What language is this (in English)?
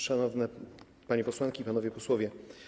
Polish